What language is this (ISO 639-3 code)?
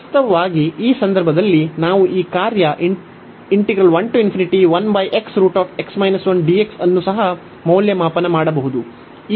kan